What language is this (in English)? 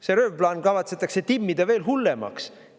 Estonian